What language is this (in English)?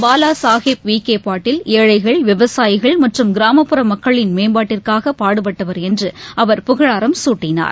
Tamil